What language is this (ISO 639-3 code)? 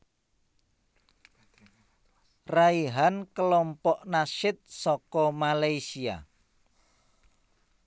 jav